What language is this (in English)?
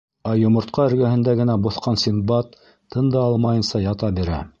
Bashkir